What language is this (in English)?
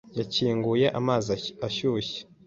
Kinyarwanda